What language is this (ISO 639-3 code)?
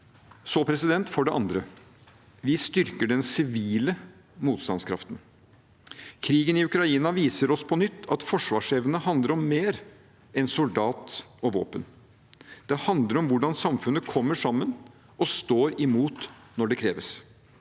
nor